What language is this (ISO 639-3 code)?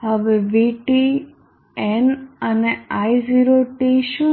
guj